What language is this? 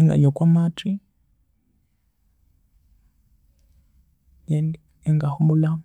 Konzo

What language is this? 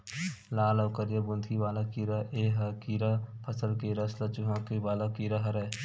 Chhattisgarhi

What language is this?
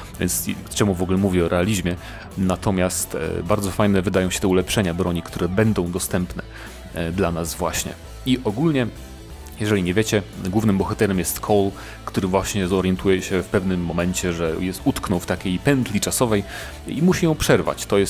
Polish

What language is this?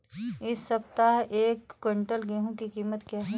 Hindi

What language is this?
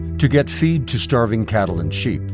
English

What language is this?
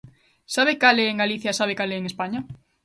Galician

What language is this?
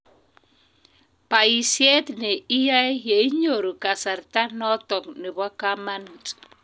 Kalenjin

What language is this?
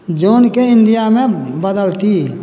Maithili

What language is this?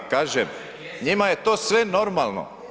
Croatian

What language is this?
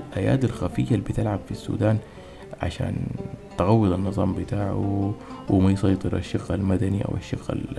Arabic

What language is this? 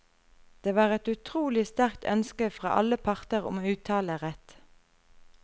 Norwegian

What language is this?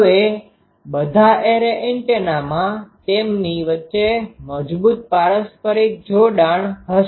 Gujarati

